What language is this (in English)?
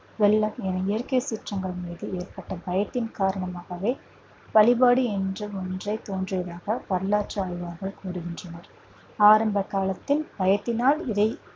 Tamil